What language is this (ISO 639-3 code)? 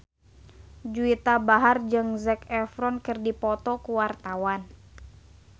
sun